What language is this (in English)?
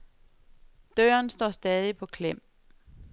Danish